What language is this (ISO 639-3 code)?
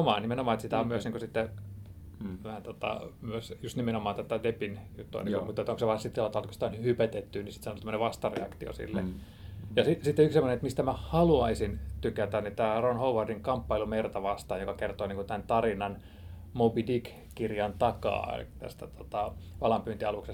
fin